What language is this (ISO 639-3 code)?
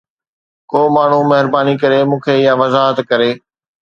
snd